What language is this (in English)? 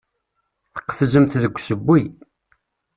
Kabyle